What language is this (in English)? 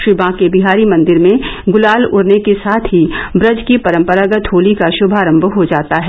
Hindi